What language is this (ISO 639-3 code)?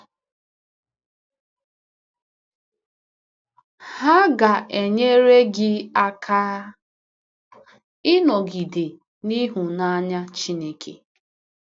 ibo